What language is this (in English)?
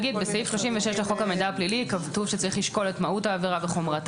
Hebrew